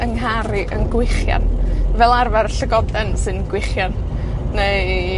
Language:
Welsh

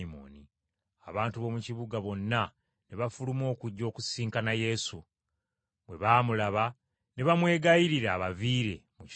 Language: Ganda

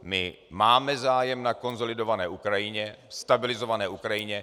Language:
Czech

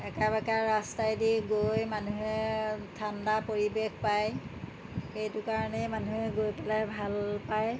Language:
Assamese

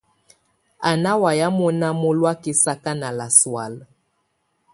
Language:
Tunen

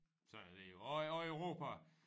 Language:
Danish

